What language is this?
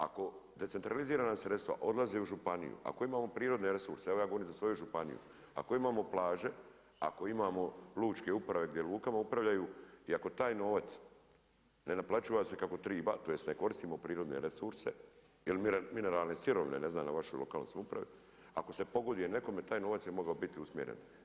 Croatian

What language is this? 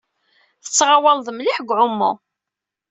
Kabyle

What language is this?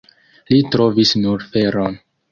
Esperanto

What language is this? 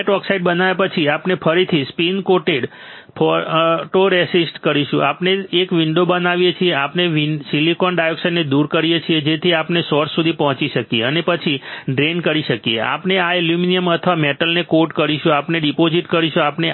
Gujarati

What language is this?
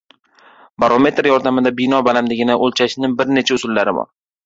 Uzbek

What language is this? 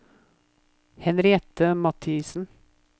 Norwegian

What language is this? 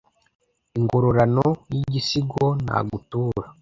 Kinyarwanda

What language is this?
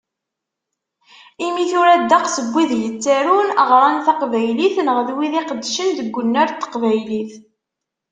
Kabyle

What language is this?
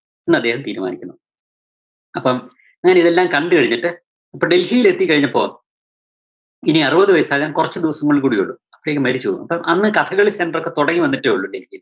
Malayalam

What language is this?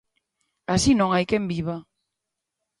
Galician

